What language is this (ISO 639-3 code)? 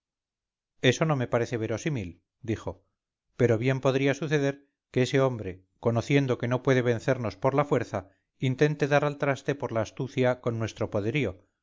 spa